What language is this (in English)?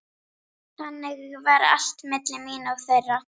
Icelandic